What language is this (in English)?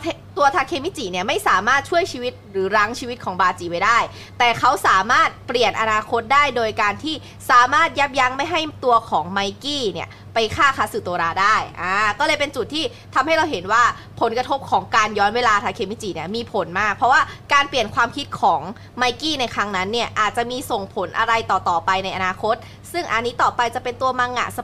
Thai